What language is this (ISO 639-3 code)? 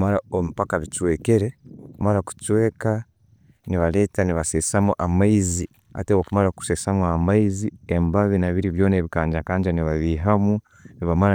ttj